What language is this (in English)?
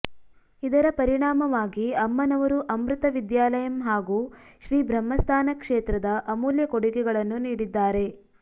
Kannada